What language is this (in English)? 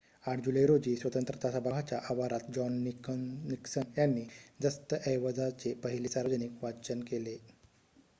Marathi